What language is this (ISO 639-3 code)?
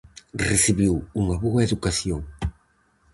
glg